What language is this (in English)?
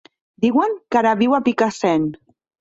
Catalan